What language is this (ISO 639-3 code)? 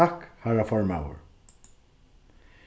fao